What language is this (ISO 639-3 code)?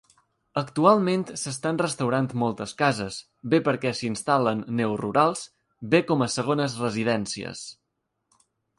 cat